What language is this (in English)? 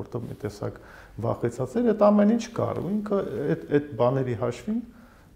Romanian